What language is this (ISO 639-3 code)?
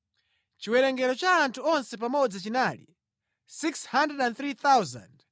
nya